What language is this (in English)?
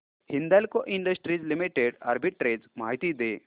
Marathi